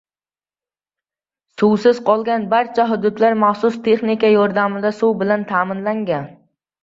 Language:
Uzbek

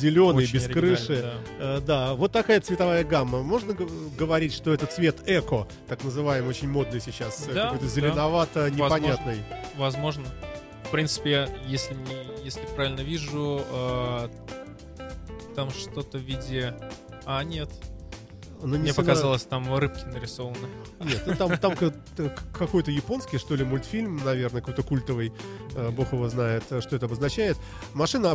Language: Russian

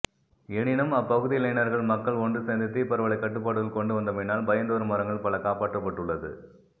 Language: Tamil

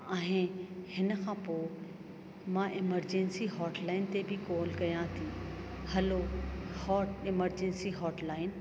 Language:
Sindhi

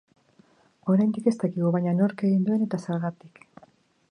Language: Basque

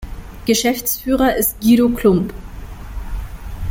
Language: German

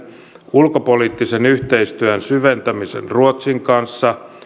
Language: Finnish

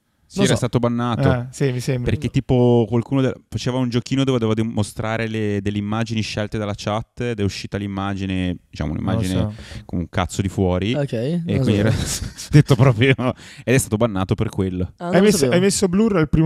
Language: Italian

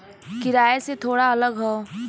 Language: Bhojpuri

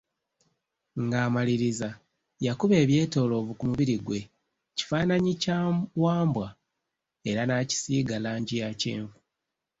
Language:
Ganda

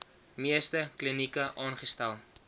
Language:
Afrikaans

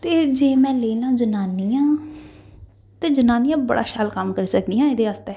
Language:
Dogri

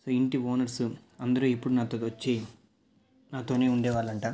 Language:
Telugu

